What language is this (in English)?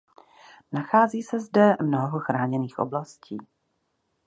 Czech